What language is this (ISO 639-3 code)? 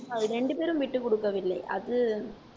tam